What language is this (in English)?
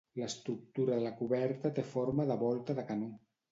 Catalan